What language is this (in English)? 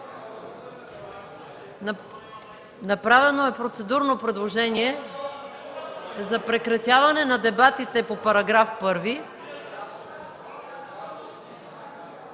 Bulgarian